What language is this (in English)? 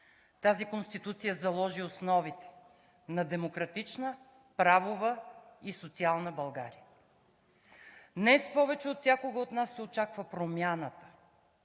Bulgarian